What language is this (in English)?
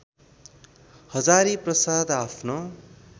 Nepali